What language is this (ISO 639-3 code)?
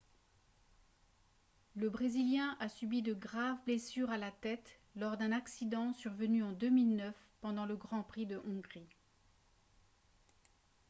fra